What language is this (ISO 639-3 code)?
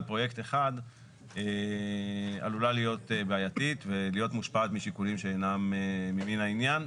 heb